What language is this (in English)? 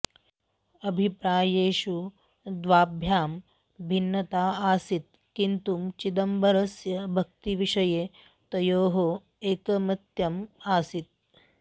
Sanskrit